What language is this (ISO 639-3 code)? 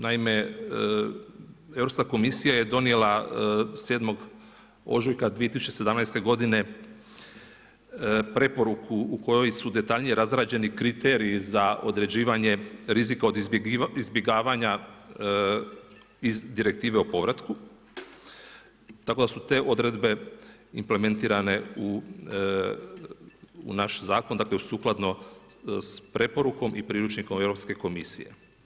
hrv